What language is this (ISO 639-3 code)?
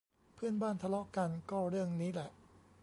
tha